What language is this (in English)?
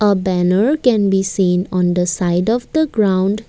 English